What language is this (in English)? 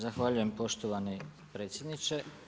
Croatian